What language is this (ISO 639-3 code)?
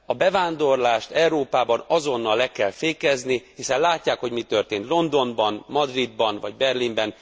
hun